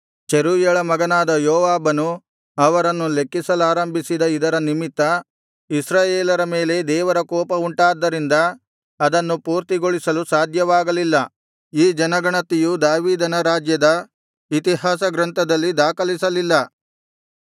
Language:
Kannada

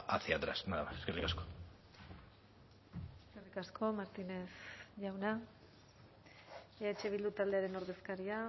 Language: Basque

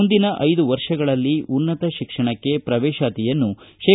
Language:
Kannada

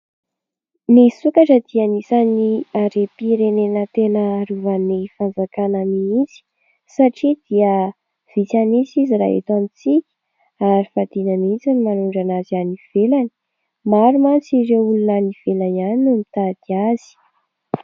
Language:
Malagasy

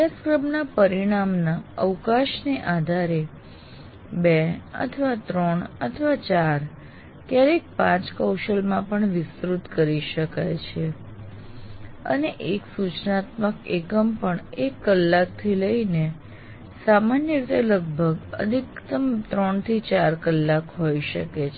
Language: Gujarati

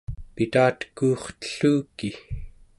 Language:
Central Yupik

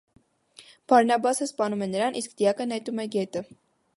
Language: Armenian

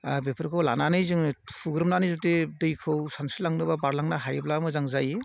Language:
Bodo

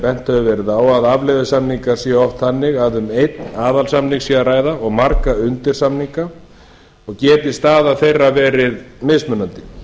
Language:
Icelandic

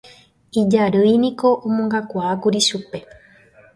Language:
Guarani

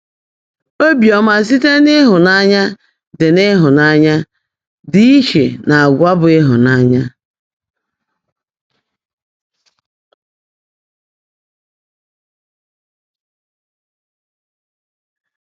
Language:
Igbo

